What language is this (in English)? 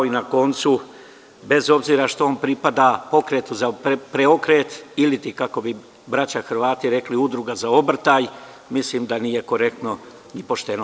Serbian